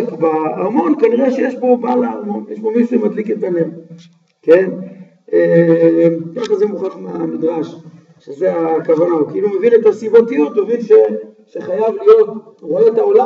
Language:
Hebrew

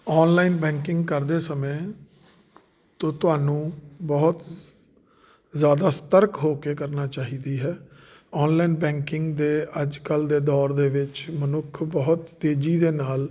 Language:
Punjabi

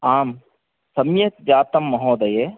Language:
Sanskrit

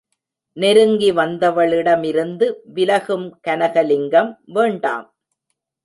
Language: Tamil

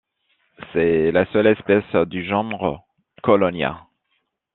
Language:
French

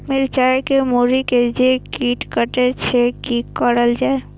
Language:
Maithili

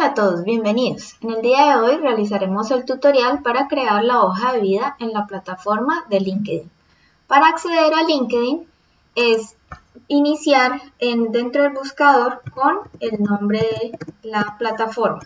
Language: Spanish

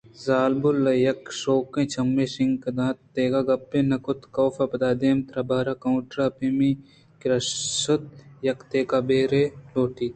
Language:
Eastern Balochi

